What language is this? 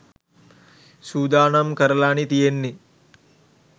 Sinhala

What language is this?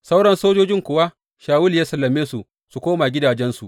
Hausa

